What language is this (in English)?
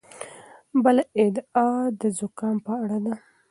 Pashto